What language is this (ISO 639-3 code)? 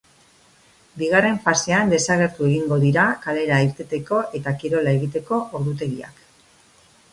eus